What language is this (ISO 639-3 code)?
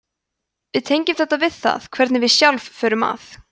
isl